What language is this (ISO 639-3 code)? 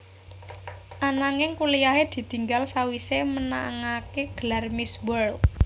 jav